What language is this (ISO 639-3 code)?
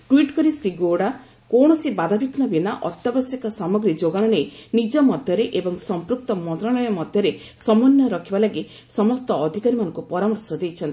ori